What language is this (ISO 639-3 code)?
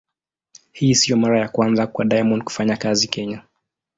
swa